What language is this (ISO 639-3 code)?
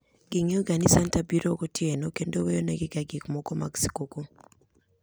luo